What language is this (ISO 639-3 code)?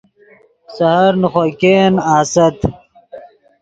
ydg